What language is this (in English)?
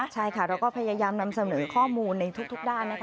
Thai